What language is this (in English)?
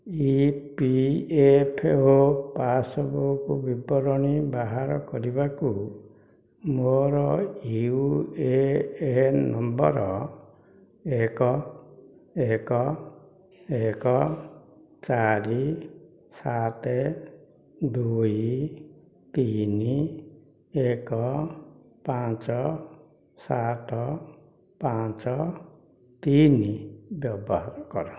Odia